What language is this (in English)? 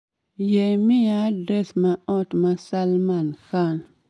Luo (Kenya and Tanzania)